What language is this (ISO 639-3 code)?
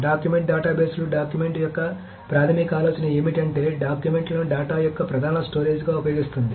tel